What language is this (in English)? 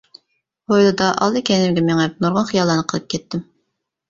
Uyghur